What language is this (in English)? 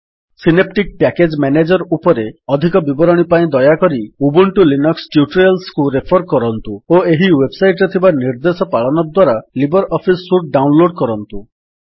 Odia